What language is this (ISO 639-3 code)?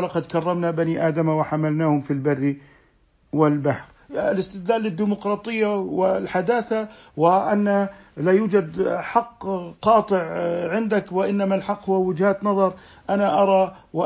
ara